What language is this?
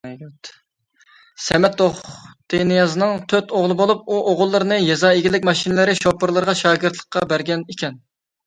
Uyghur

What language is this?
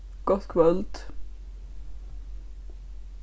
Faroese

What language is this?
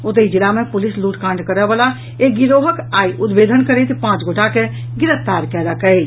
Maithili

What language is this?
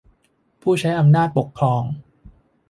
Thai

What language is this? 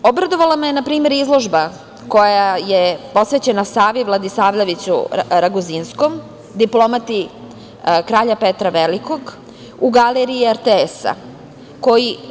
Serbian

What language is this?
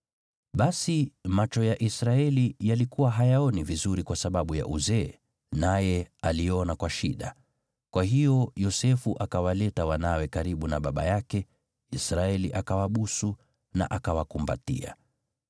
Swahili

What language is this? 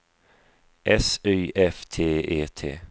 Swedish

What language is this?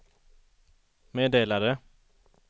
Swedish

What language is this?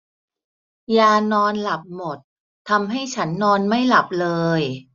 Thai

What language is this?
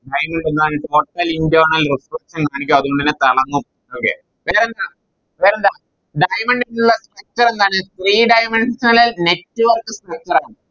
Malayalam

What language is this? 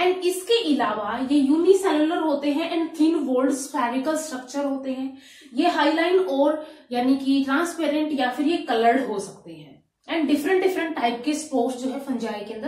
Hindi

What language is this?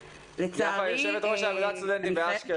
Hebrew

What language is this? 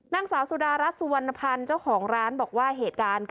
Thai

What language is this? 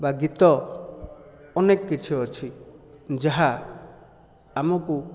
Odia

